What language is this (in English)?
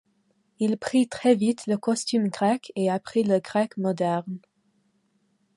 French